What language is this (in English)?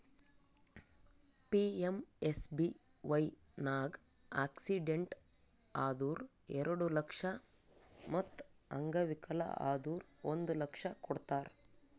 Kannada